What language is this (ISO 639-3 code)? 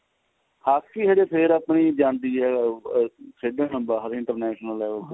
pan